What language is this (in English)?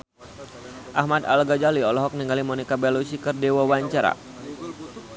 Sundanese